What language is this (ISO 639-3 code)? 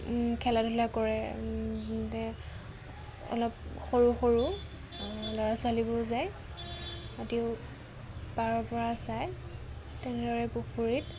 asm